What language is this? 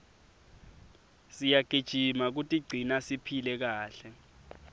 Swati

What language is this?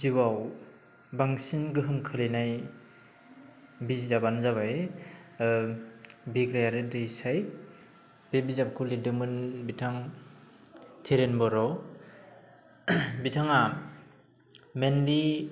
Bodo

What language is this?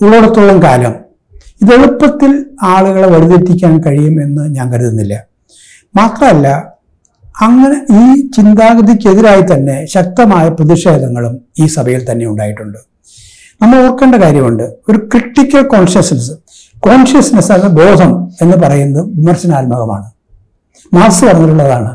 Malayalam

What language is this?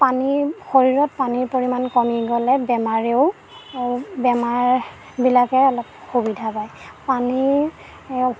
Assamese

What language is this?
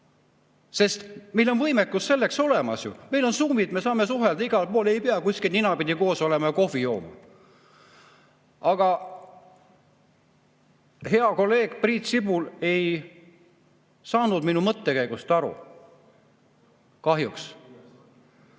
Estonian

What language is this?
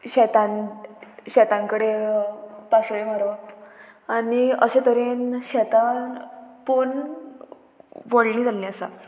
Konkani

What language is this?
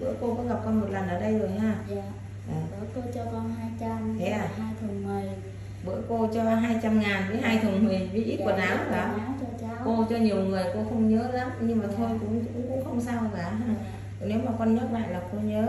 Vietnamese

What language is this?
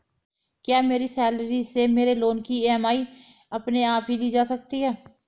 Hindi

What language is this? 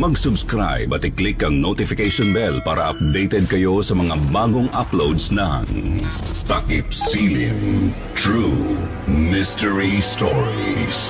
Filipino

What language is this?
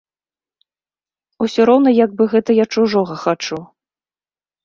Belarusian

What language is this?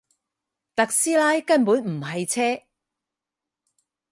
Cantonese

